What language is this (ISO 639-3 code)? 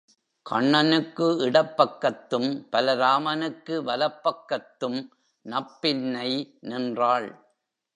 tam